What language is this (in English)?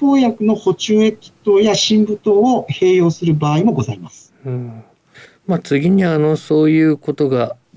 Japanese